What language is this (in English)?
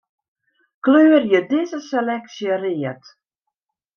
Western Frisian